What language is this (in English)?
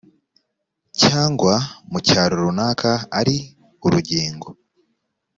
Kinyarwanda